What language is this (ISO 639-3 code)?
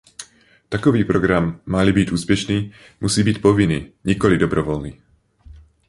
ces